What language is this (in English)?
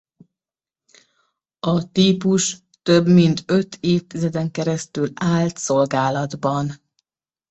Hungarian